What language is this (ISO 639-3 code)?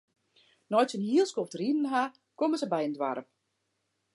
fry